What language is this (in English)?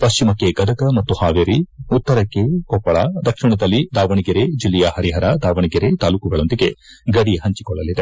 Kannada